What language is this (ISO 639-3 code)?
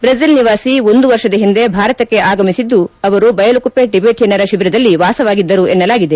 kan